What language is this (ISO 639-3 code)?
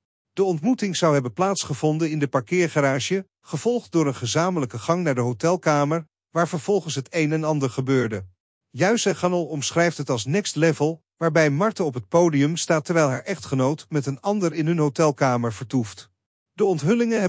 nld